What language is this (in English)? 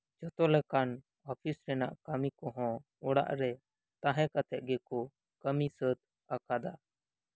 Santali